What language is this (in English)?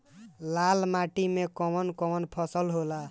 Bhojpuri